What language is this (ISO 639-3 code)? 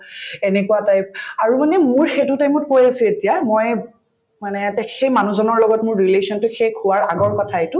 asm